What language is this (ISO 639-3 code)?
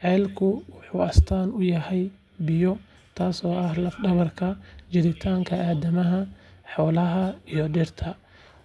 som